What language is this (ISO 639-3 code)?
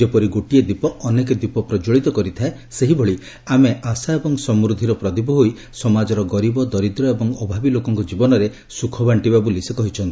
ori